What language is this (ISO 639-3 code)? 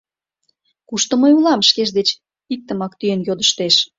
chm